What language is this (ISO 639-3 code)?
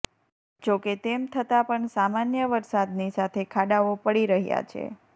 guj